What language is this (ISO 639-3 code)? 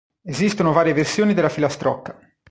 ita